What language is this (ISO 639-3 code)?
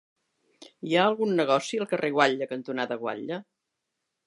cat